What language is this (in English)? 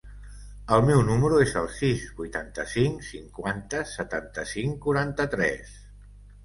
Catalan